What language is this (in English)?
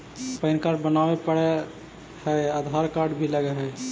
Magahi